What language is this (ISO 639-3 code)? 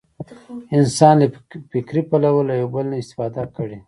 pus